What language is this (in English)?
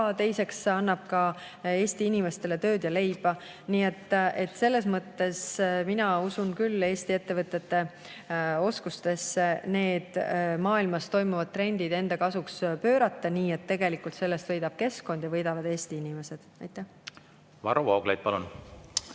Estonian